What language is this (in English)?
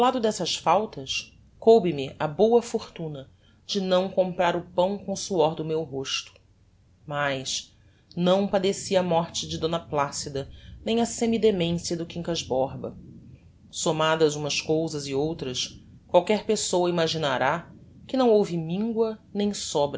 Portuguese